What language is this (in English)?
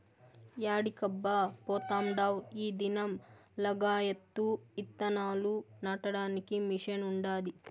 Telugu